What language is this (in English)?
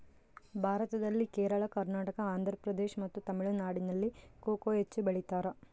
Kannada